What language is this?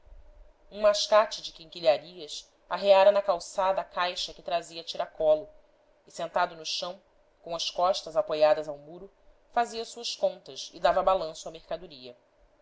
Portuguese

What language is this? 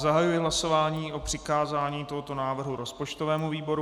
Czech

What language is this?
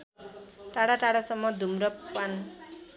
Nepali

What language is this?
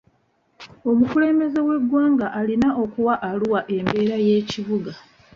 Ganda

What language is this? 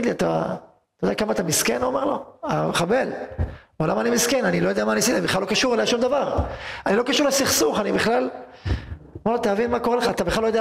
Hebrew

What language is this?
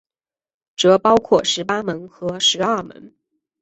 Chinese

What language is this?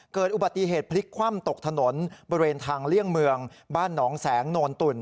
Thai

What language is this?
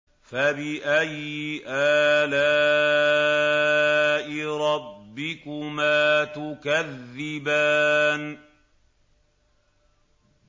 Arabic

